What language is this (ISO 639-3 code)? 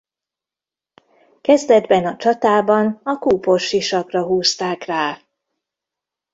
hun